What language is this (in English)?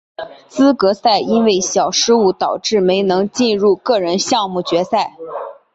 Chinese